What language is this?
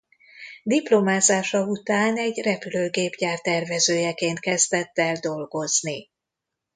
Hungarian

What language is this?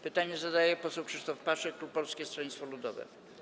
Polish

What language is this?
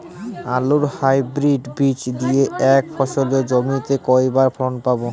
Bangla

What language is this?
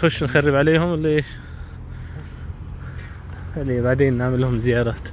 Arabic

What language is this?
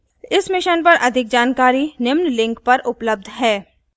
Hindi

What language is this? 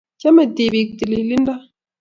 Kalenjin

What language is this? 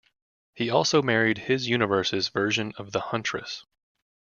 English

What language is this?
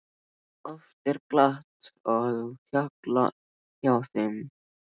Icelandic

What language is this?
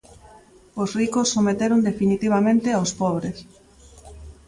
Galician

